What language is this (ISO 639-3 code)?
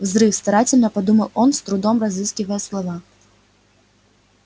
rus